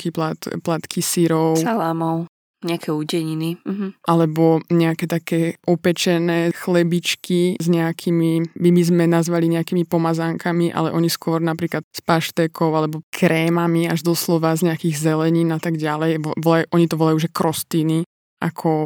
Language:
Slovak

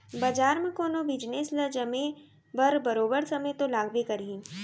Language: Chhattisgarhi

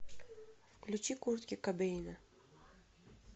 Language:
Russian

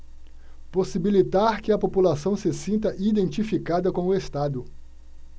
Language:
Portuguese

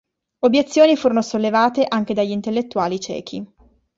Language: Italian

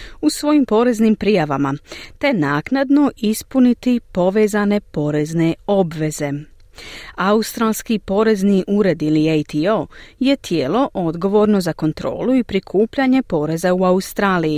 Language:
Croatian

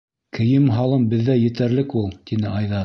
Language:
Bashkir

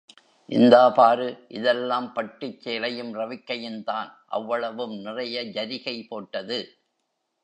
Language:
Tamil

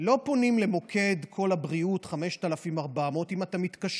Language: Hebrew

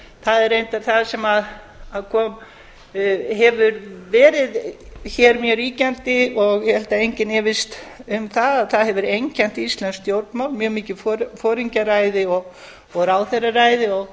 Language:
Icelandic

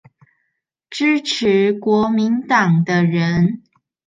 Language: Chinese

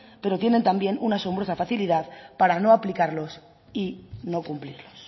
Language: Spanish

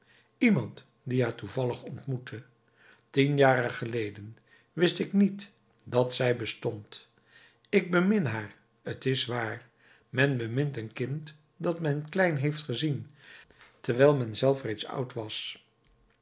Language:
Dutch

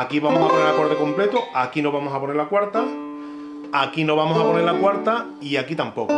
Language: Spanish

